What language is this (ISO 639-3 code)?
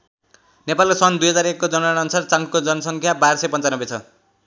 nep